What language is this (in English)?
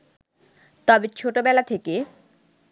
Bangla